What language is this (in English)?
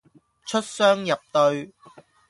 Cantonese